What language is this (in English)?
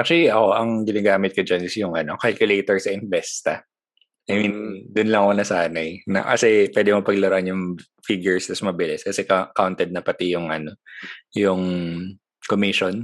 Filipino